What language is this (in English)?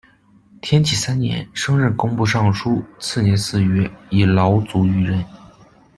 Chinese